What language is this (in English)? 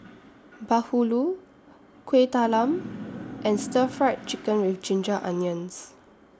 English